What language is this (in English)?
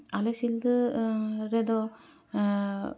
Santali